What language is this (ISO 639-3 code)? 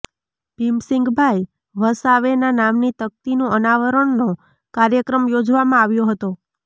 guj